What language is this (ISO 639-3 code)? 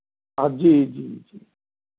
mai